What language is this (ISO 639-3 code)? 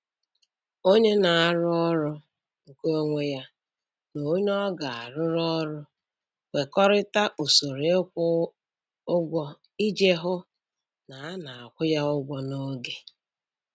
ibo